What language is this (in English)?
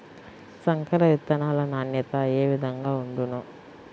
Telugu